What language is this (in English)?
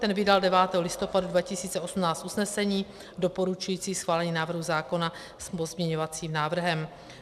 Czech